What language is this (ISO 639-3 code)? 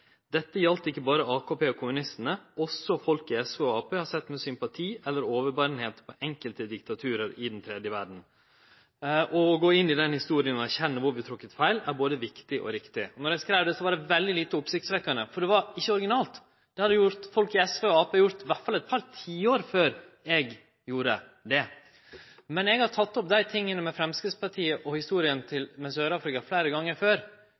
nno